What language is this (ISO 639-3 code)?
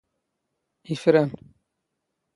zgh